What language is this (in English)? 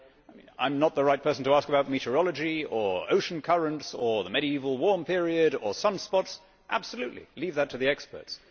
English